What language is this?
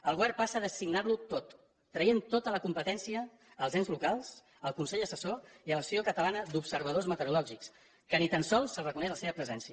Catalan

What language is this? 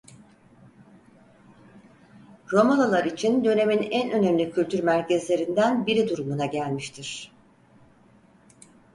Turkish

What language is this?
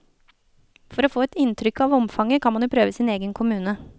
Norwegian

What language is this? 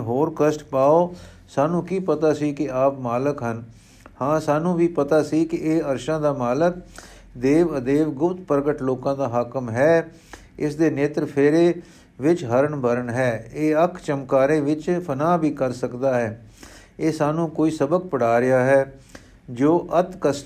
Punjabi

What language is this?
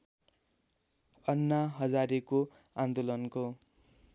Nepali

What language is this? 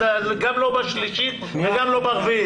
Hebrew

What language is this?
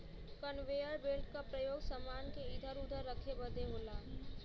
Bhojpuri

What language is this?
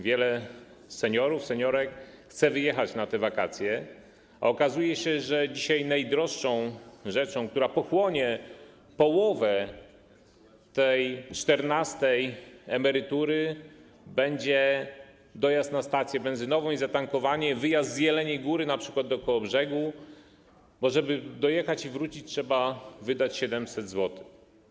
Polish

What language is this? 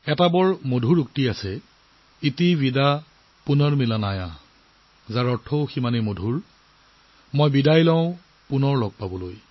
Assamese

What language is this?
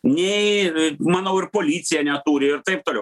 Lithuanian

